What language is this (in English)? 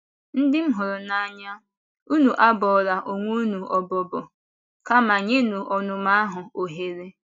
Igbo